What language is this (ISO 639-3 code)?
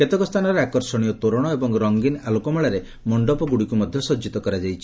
ori